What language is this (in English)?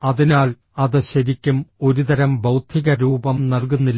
Malayalam